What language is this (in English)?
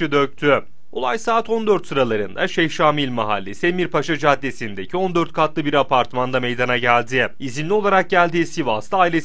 Turkish